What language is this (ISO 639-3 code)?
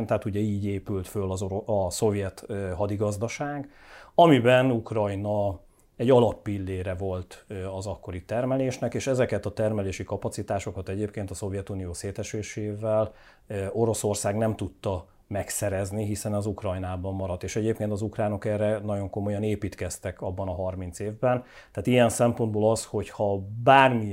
hun